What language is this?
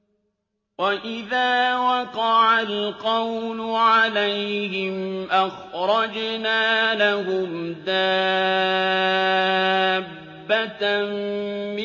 Arabic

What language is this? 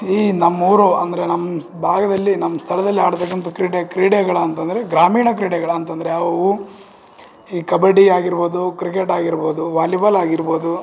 Kannada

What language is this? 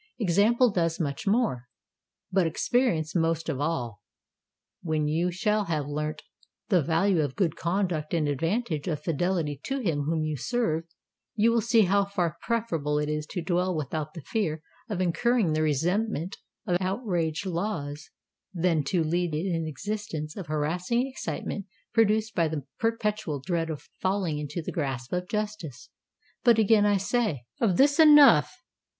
English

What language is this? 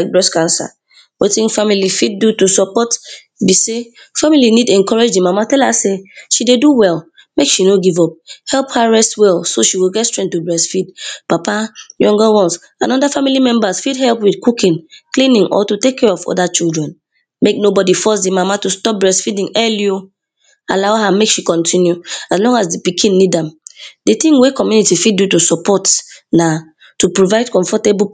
Nigerian Pidgin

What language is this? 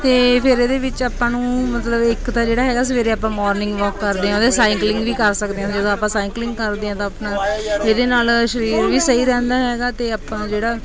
Punjabi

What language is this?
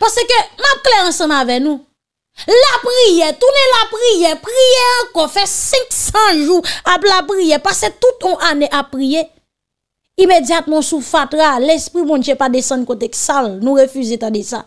French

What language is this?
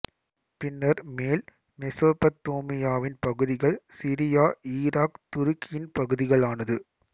Tamil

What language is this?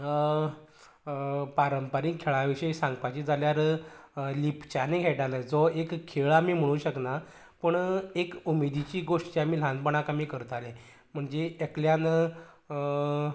Konkani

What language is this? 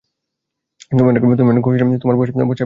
Bangla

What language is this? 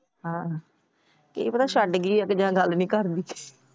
Punjabi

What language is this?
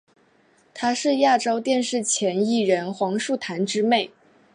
Chinese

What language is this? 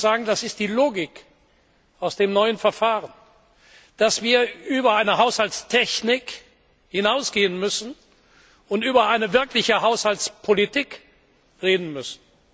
German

